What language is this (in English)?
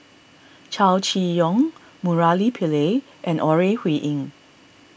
English